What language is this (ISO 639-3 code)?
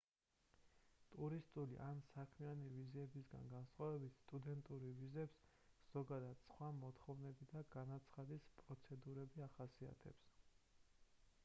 kat